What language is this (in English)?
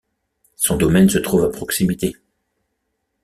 French